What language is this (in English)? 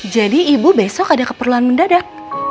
Indonesian